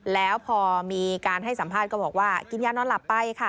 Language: Thai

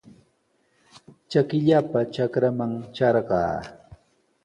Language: Sihuas Ancash Quechua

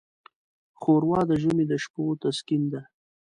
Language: Pashto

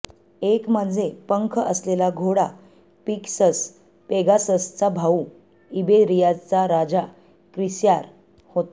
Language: Marathi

